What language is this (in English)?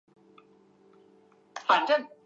Chinese